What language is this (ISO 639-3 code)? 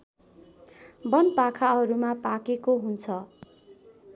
nep